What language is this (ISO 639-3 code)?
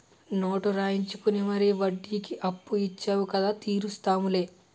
tel